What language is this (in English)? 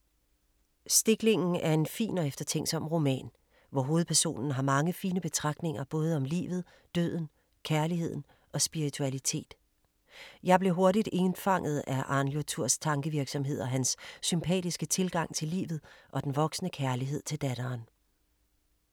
Danish